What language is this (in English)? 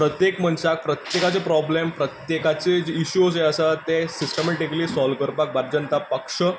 Konkani